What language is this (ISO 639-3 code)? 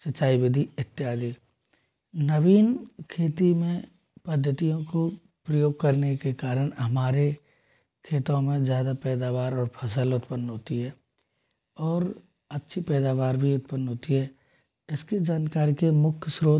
hin